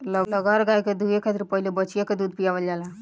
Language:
Bhojpuri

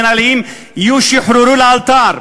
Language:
Hebrew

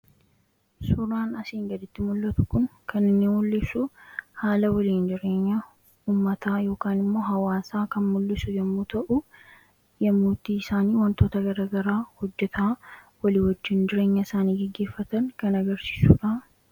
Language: Oromo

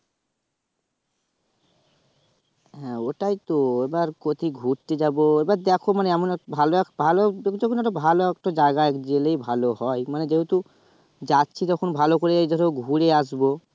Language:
Bangla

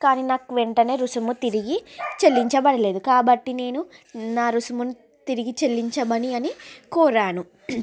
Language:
Telugu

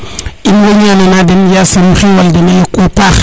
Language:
Serer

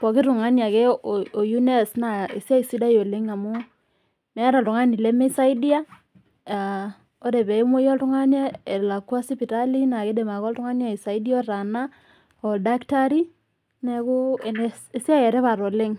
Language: Masai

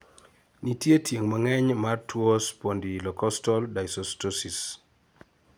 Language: Luo (Kenya and Tanzania)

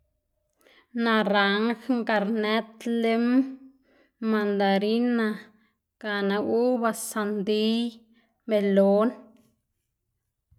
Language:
Xanaguía Zapotec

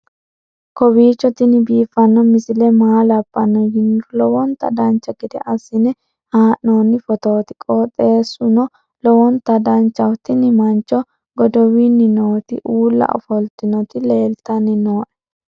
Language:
Sidamo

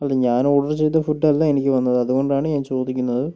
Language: Malayalam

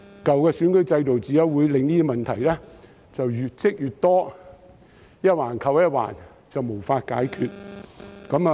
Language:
Cantonese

